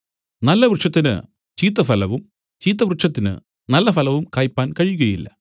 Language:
Malayalam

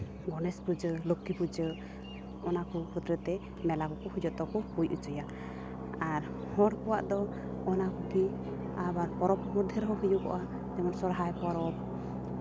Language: Santali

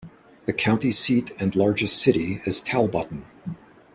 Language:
English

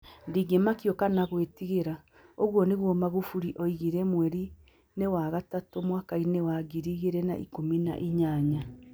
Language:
Kikuyu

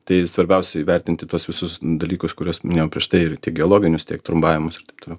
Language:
Lithuanian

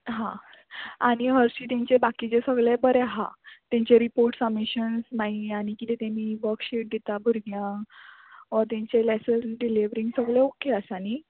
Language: Konkani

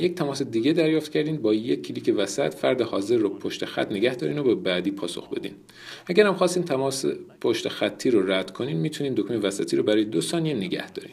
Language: Persian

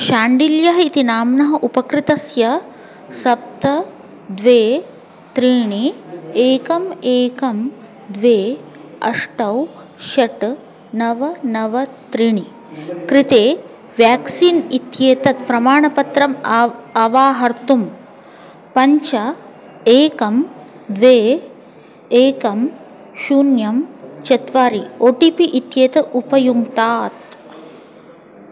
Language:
Sanskrit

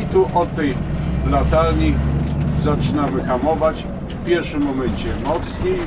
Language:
Polish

